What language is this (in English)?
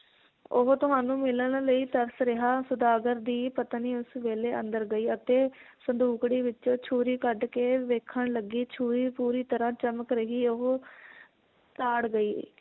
Punjabi